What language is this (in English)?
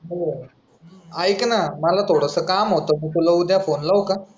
Marathi